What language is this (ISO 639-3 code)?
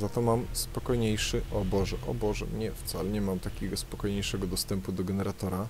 pol